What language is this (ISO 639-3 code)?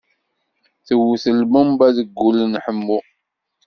kab